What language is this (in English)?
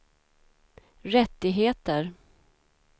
Swedish